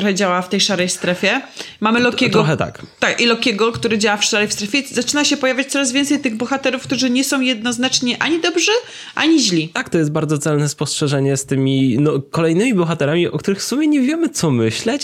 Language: Polish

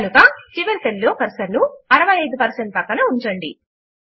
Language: Telugu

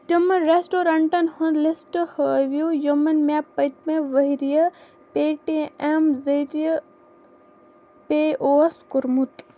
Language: Kashmiri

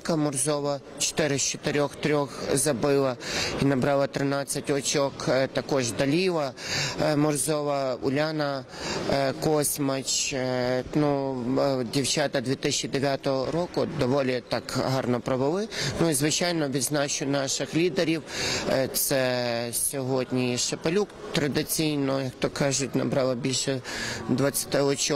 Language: Ukrainian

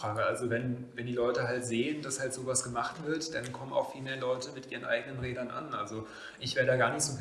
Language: German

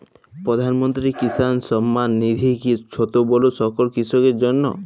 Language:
Bangla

